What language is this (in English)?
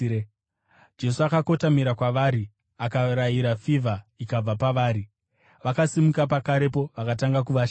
Shona